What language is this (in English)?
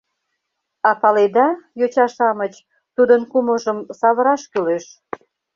Mari